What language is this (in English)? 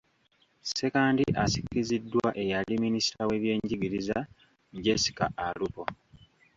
Ganda